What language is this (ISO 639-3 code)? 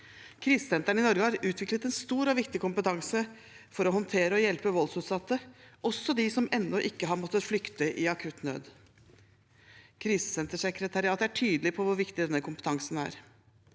nor